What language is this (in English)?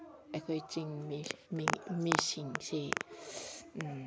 Manipuri